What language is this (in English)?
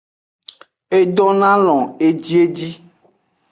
Aja (Benin)